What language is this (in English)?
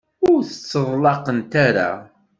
Kabyle